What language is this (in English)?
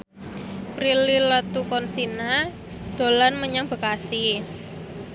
Javanese